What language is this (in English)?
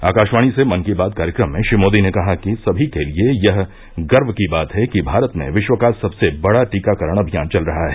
Hindi